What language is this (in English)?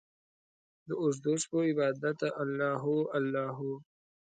Pashto